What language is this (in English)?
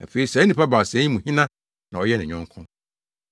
Akan